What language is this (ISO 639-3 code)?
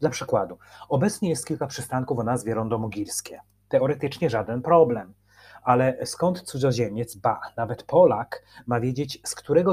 pol